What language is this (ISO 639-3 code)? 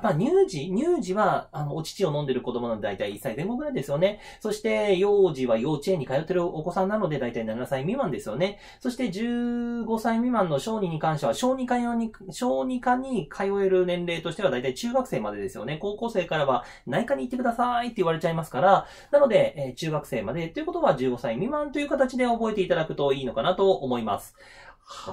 jpn